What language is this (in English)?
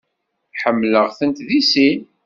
Kabyle